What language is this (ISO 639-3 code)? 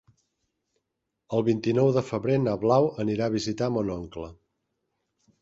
cat